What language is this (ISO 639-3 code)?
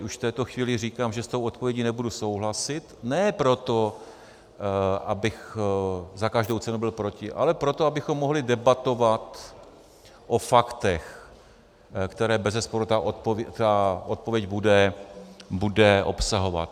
ces